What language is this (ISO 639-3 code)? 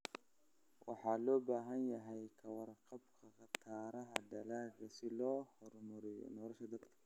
som